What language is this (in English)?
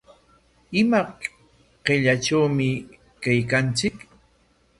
Corongo Ancash Quechua